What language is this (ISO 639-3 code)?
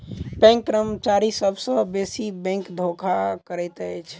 mai